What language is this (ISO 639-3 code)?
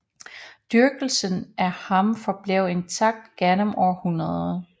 dan